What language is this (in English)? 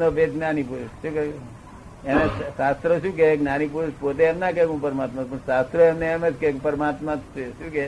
Gujarati